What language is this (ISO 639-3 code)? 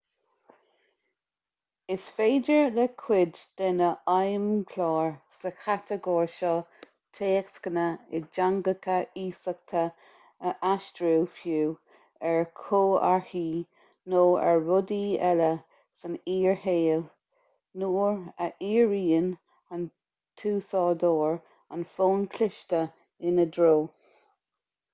gle